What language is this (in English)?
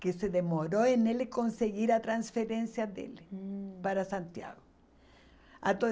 Portuguese